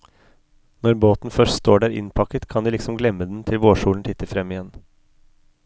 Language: Norwegian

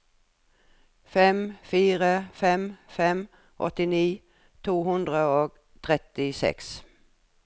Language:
Norwegian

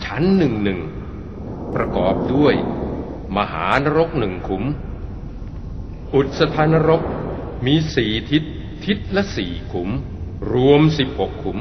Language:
Thai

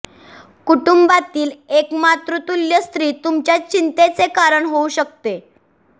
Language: Marathi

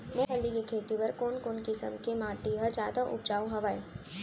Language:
Chhattisgarhi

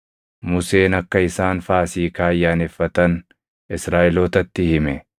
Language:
Oromo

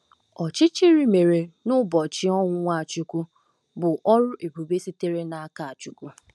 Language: Igbo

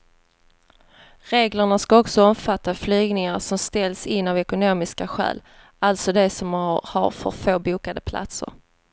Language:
Swedish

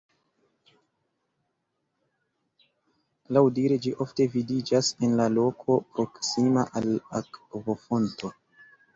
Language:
Esperanto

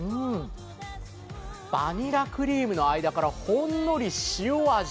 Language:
Japanese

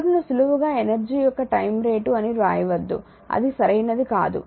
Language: Telugu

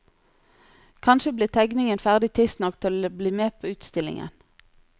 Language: Norwegian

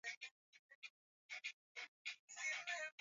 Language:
Swahili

